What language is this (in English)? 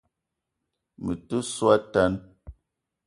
Eton (Cameroon)